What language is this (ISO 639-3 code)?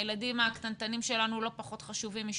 heb